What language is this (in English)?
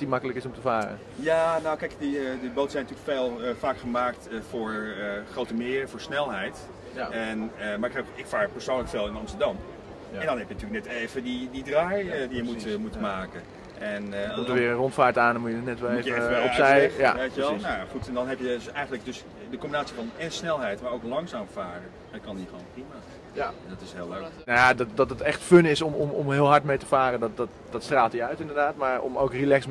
Dutch